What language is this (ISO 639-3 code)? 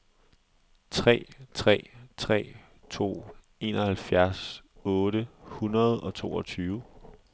dan